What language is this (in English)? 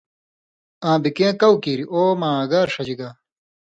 Indus Kohistani